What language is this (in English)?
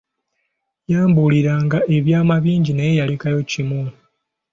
Ganda